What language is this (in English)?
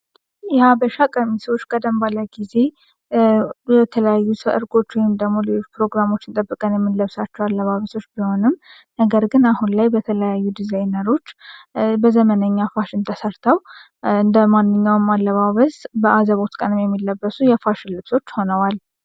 Amharic